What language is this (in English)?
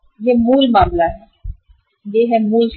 Hindi